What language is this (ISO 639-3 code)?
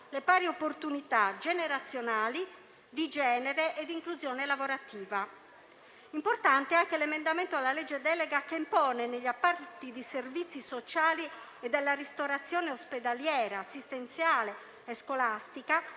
ita